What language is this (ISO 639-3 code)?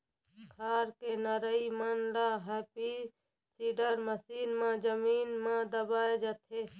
hne